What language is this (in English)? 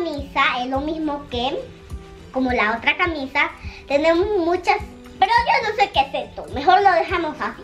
Spanish